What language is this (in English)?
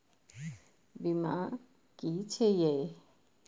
Maithili